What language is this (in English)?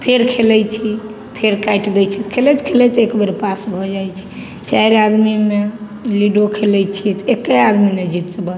Maithili